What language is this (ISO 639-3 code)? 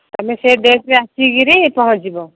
ori